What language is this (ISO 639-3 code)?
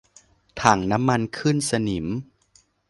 tha